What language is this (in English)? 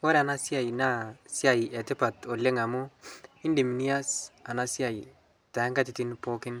Masai